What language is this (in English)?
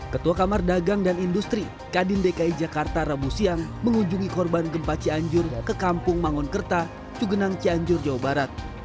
Indonesian